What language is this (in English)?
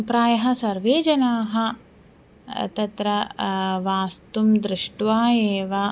Sanskrit